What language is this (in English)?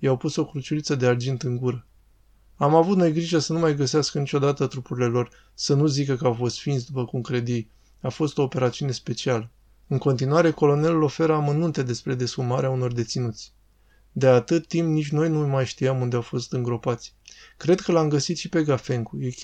Romanian